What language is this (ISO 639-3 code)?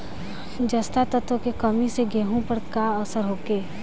bho